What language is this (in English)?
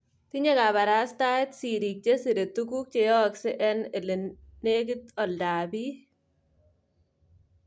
Kalenjin